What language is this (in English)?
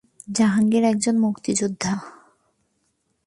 Bangla